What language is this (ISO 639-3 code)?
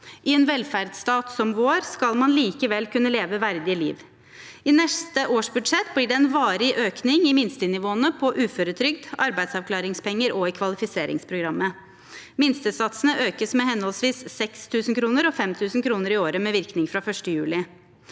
nor